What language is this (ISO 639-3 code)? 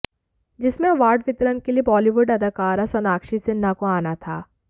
hin